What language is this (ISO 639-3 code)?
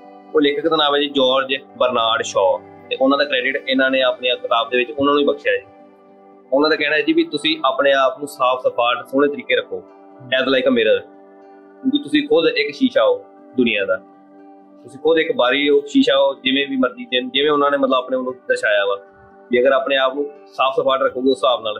pan